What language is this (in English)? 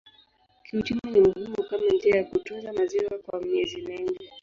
Swahili